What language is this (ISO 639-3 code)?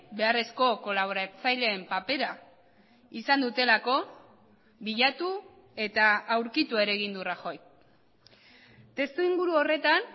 eus